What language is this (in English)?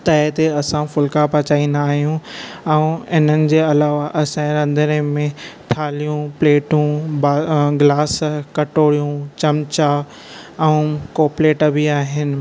Sindhi